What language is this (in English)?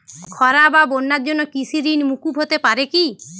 Bangla